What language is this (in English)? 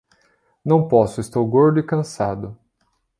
Portuguese